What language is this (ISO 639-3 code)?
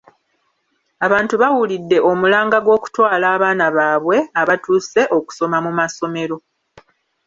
lug